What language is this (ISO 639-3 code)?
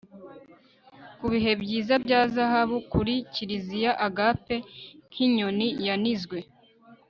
kin